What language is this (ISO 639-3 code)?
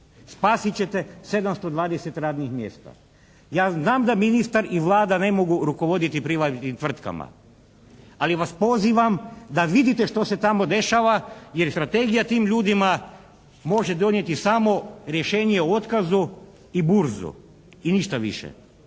hrv